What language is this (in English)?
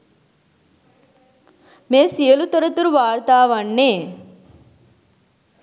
Sinhala